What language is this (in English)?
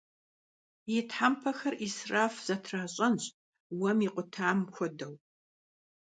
Kabardian